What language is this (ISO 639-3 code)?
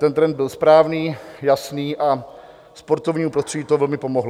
ces